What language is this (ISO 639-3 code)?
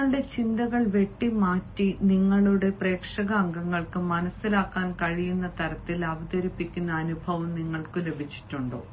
mal